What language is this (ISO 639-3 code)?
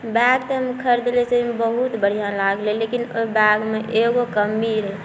mai